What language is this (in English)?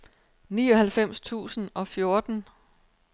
Danish